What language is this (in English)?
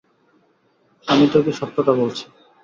Bangla